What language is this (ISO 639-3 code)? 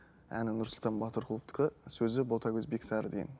kaz